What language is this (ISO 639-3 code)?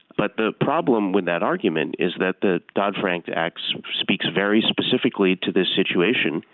eng